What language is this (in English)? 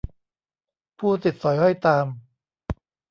Thai